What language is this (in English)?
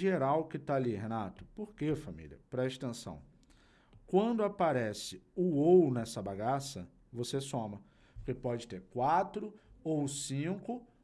Portuguese